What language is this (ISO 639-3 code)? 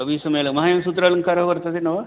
san